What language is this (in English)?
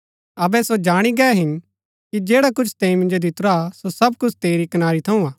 Gaddi